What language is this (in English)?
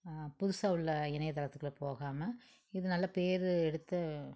Tamil